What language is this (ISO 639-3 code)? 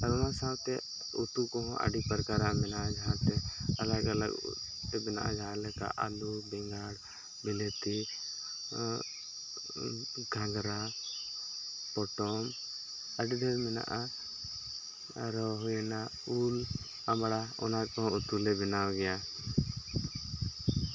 sat